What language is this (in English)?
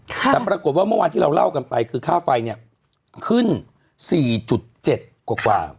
Thai